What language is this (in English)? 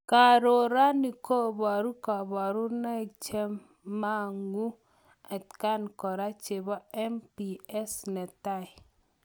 Kalenjin